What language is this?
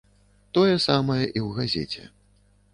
Belarusian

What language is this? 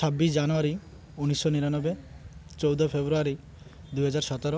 Odia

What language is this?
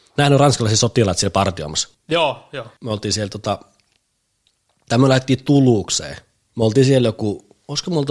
Finnish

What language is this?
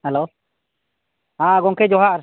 Santali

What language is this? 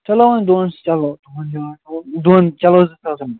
Kashmiri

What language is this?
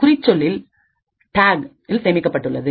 Tamil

